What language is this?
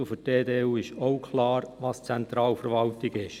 Swiss German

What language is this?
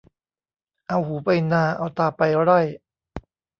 Thai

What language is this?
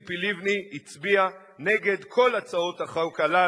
Hebrew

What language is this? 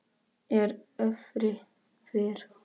Icelandic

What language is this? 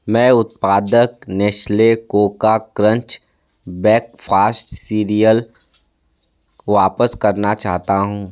Hindi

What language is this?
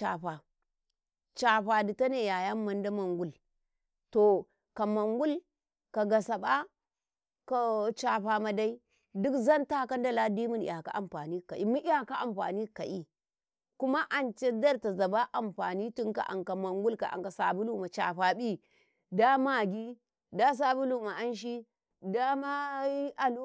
Karekare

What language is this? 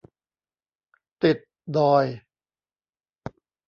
Thai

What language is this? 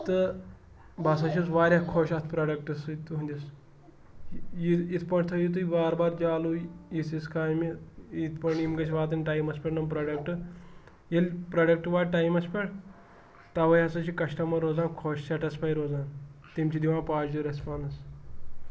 Kashmiri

